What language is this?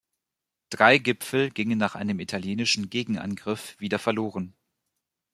German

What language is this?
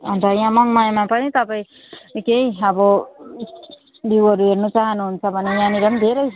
Nepali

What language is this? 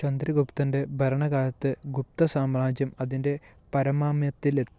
Malayalam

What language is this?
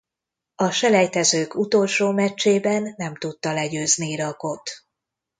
Hungarian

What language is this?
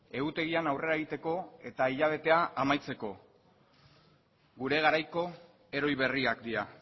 Basque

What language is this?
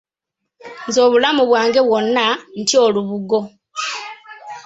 Ganda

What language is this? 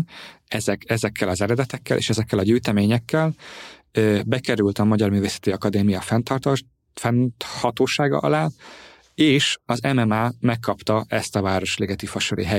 Hungarian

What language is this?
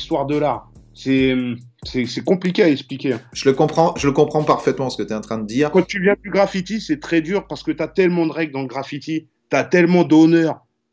French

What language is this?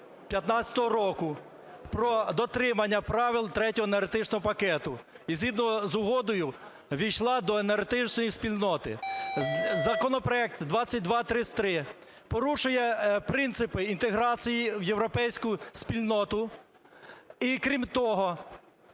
Ukrainian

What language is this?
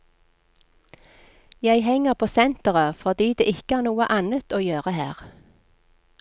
Norwegian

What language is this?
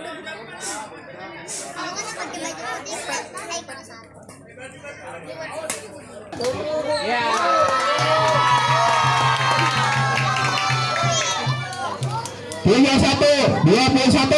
Indonesian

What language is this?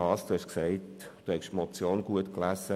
Swiss German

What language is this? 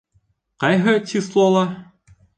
Bashkir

